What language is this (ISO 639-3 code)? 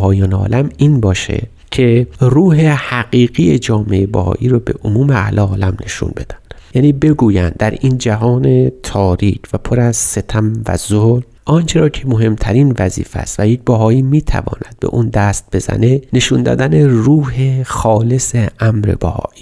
fas